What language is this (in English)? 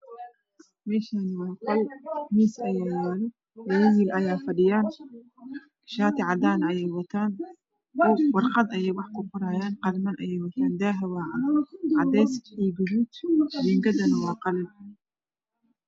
Somali